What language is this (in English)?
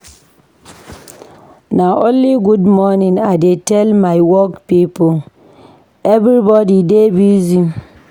Nigerian Pidgin